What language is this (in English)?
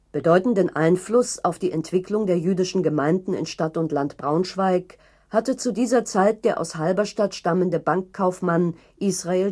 German